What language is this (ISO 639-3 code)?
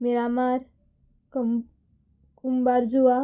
kok